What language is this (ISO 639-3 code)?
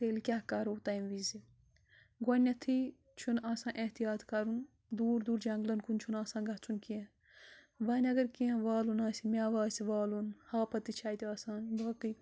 kas